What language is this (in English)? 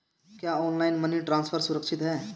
Hindi